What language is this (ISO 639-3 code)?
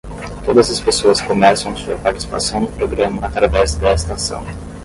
por